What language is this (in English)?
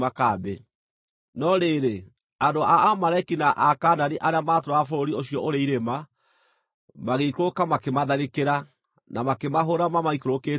Kikuyu